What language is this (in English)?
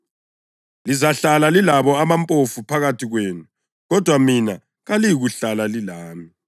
North Ndebele